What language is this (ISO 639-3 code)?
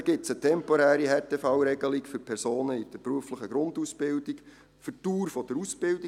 gsw